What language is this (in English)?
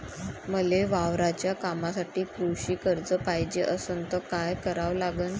Marathi